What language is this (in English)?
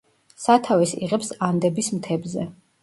Georgian